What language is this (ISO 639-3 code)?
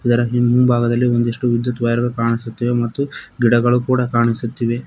kan